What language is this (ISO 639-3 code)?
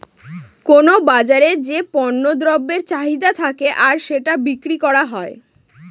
ben